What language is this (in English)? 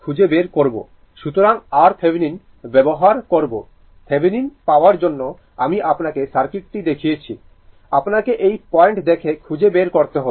Bangla